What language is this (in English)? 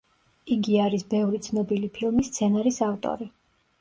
Georgian